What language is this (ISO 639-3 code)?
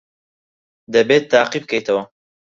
ckb